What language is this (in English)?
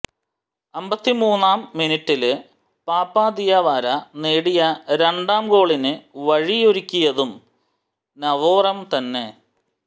Malayalam